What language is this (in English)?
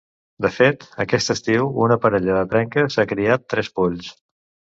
Catalan